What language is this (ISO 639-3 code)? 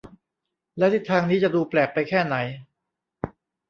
tha